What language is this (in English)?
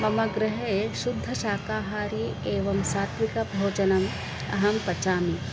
Sanskrit